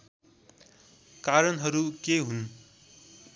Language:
Nepali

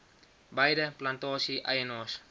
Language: Afrikaans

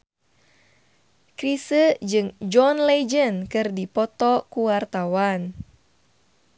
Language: Sundanese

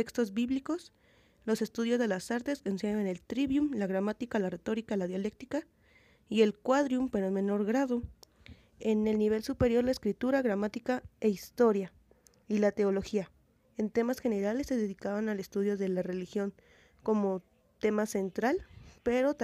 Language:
Spanish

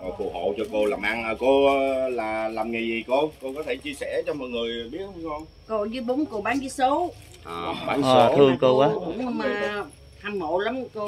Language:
Vietnamese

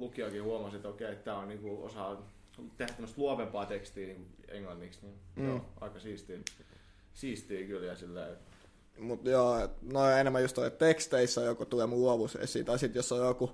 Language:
Finnish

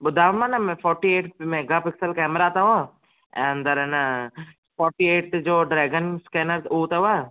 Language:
Sindhi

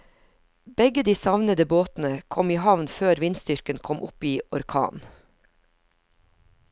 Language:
Norwegian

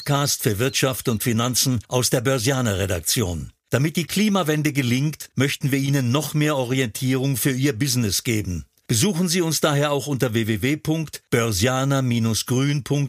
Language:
German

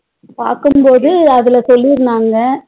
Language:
Tamil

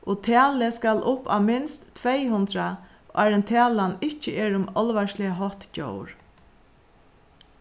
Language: Faroese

